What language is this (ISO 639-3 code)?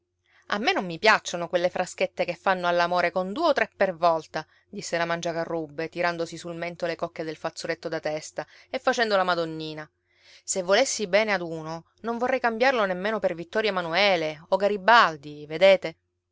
ita